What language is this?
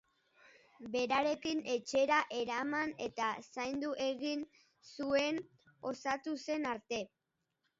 Basque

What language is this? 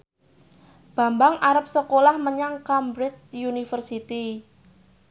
Javanese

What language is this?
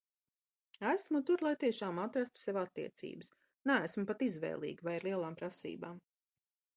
Latvian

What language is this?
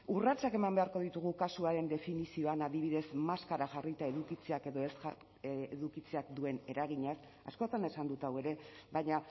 Basque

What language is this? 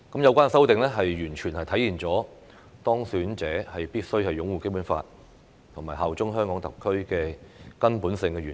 Cantonese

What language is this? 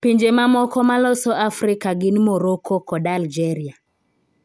Luo (Kenya and Tanzania)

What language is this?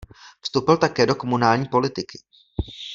Czech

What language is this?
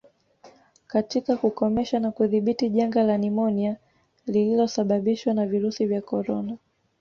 Swahili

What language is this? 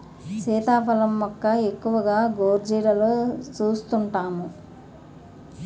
Telugu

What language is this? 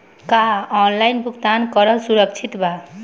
Bhojpuri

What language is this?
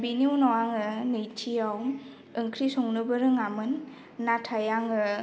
Bodo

